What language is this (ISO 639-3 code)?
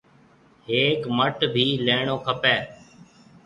mve